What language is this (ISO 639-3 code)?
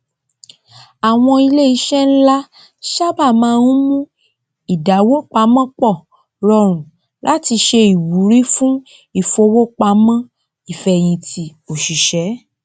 yor